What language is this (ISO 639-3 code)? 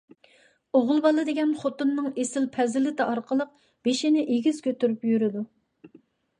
uig